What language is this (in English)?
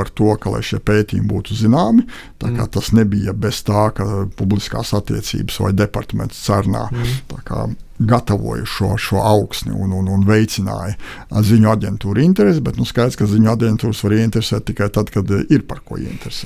Latvian